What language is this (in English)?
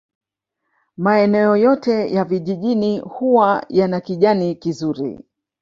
Swahili